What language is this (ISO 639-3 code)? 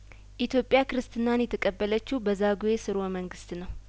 amh